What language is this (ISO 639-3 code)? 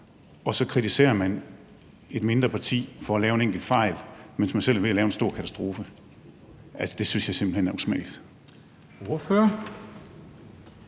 dan